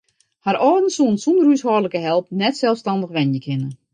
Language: Western Frisian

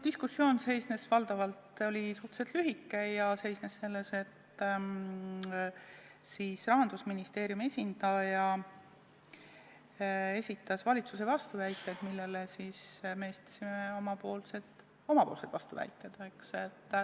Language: Estonian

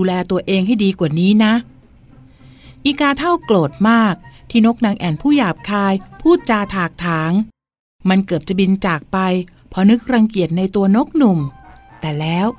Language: Thai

